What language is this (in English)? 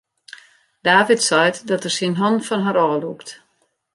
Western Frisian